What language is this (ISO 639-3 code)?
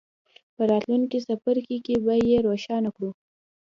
pus